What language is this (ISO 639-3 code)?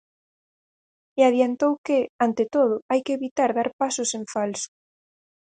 glg